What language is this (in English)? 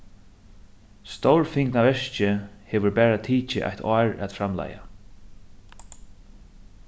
Faroese